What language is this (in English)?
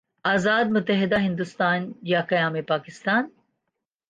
Urdu